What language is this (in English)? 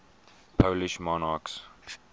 English